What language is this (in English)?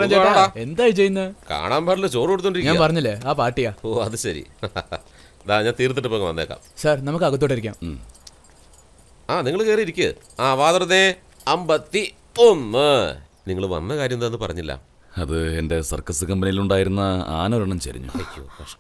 Malayalam